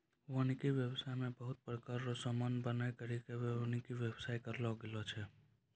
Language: Maithili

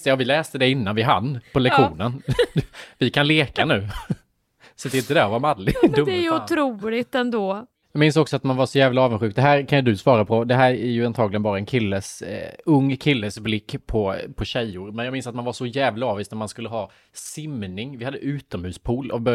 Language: Swedish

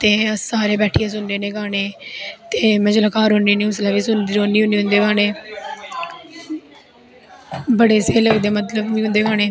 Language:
Dogri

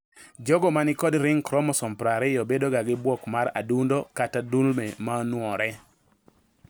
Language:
Luo (Kenya and Tanzania)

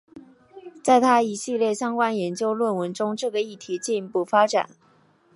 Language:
Chinese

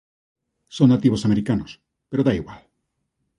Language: Galician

